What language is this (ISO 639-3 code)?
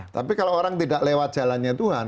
ind